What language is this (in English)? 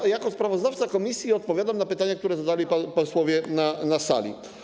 Polish